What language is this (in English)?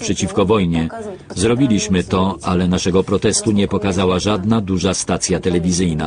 Polish